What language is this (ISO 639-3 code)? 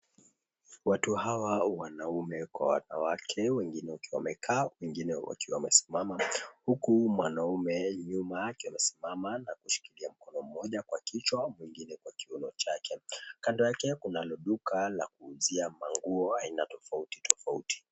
swa